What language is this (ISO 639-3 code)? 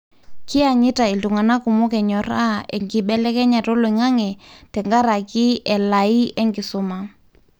mas